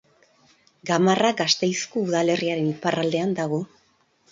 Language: Basque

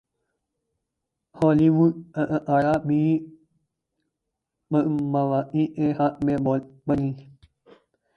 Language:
Urdu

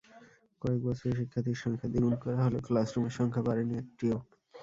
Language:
Bangla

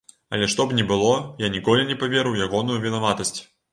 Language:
Belarusian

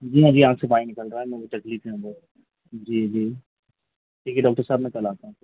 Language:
Hindi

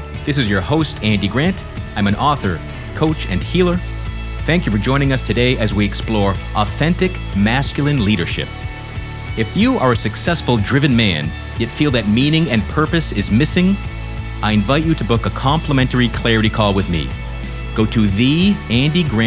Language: English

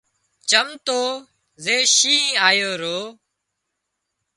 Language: Wadiyara Koli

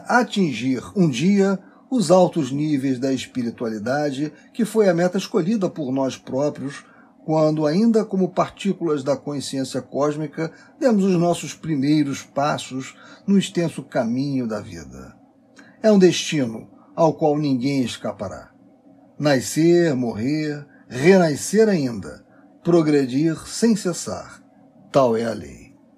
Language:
Portuguese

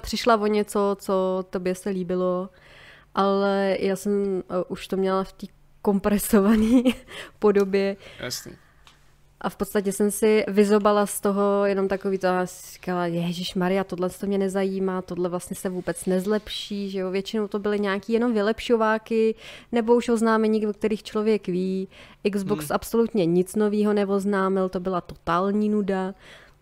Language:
Czech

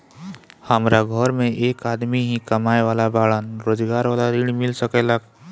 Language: Bhojpuri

